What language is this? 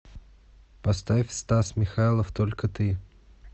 Russian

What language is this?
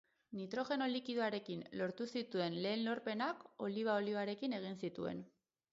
Basque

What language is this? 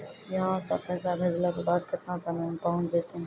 Maithili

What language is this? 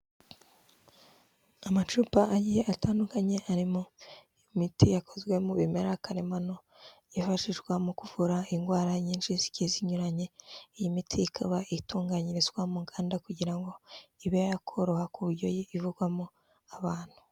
Kinyarwanda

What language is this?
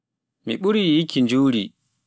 Pular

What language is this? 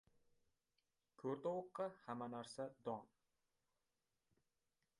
Uzbek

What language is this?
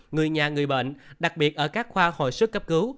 Vietnamese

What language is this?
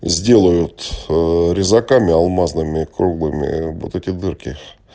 Russian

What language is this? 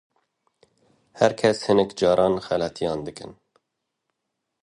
Kurdish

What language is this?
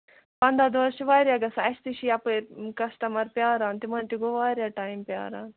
Kashmiri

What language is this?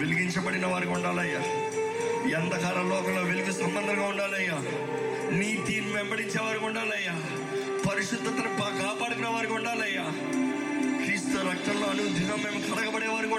Telugu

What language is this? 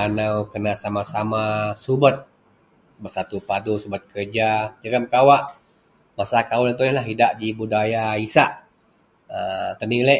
Central Melanau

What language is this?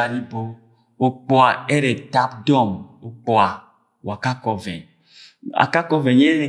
Agwagwune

